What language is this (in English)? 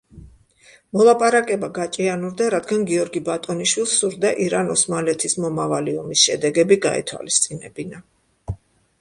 Georgian